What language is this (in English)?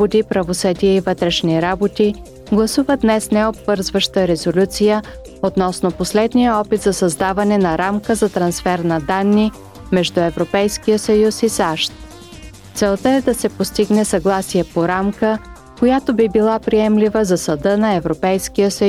Bulgarian